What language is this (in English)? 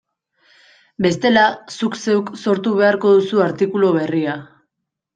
Basque